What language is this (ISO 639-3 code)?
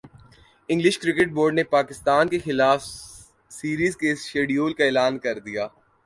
urd